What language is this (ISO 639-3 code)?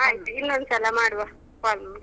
kan